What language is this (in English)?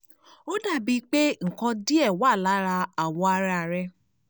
Yoruba